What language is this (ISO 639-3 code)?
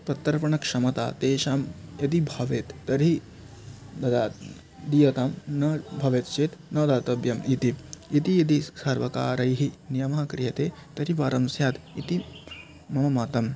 san